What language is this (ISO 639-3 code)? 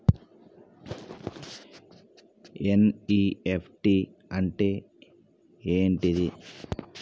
tel